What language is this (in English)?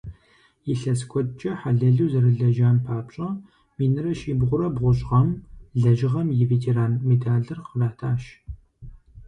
Kabardian